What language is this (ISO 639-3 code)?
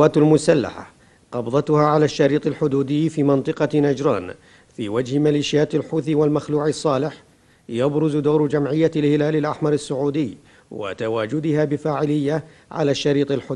ara